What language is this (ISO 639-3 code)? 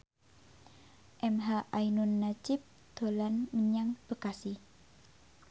jav